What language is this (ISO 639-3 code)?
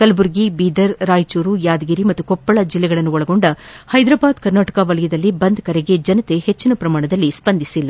kan